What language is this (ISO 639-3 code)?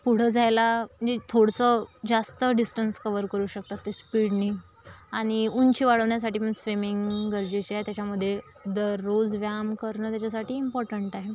mar